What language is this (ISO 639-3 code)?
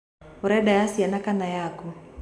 kik